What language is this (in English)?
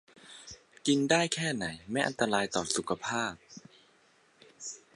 Thai